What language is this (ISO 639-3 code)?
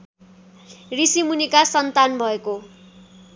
nep